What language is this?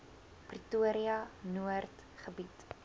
Afrikaans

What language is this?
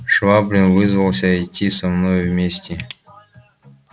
Russian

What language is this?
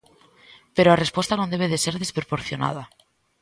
Galician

